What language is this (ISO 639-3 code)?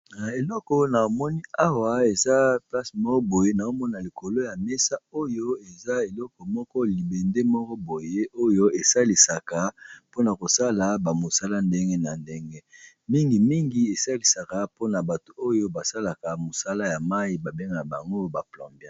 lin